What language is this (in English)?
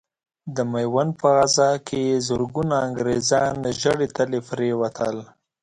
Pashto